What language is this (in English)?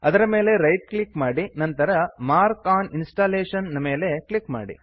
Kannada